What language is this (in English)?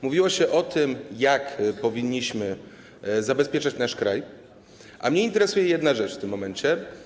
Polish